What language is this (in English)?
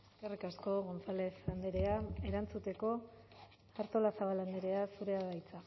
Basque